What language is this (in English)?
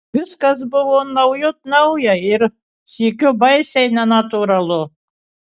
Lithuanian